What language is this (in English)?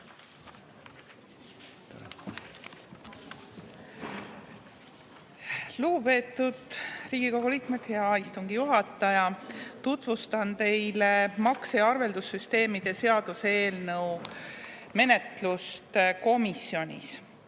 Estonian